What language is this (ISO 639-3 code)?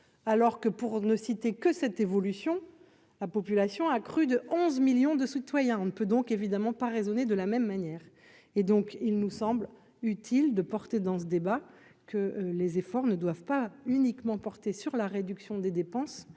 fra